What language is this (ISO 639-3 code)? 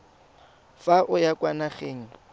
tsn